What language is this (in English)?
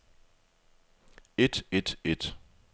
Danish